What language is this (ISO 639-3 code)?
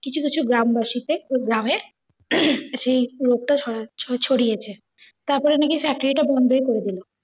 ben